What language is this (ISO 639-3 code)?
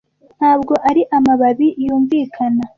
kin